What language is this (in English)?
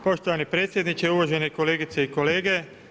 Croatian